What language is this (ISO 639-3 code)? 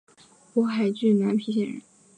zho